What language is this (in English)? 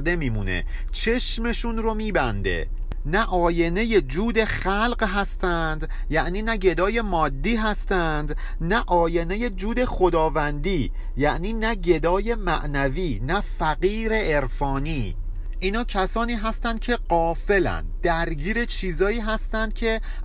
Persian